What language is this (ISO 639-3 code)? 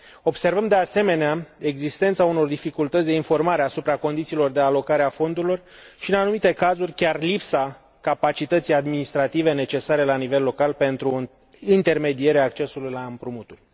ron